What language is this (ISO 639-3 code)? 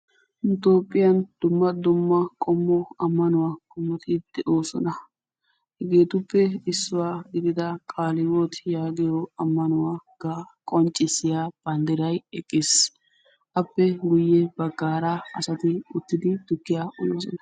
wal